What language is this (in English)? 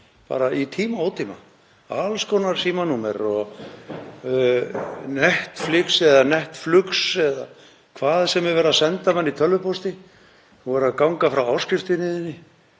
Icelandic